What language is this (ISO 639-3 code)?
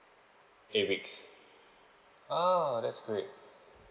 eng